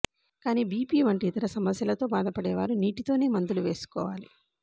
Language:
Telugu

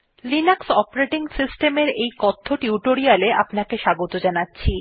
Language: Bangla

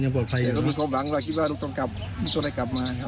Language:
Thai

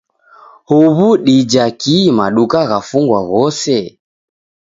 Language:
Taita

